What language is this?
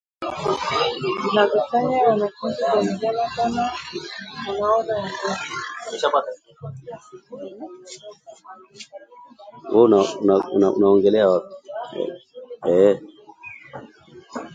Swahili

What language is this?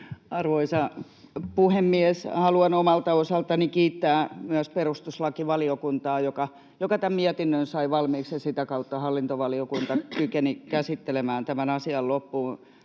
Finnish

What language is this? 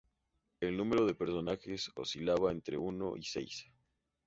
Spanish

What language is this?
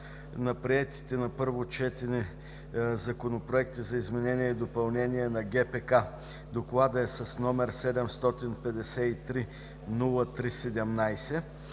Bulgarian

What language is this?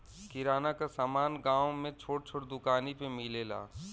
Bhojpuri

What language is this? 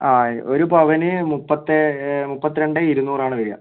Malayalam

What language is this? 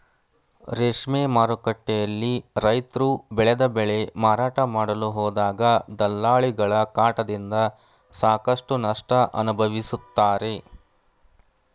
Kannada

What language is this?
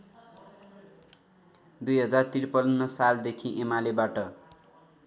Nepali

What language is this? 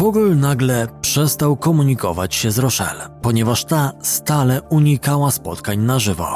Polish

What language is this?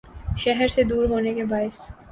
Urdu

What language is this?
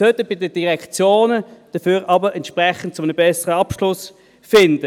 Swiss German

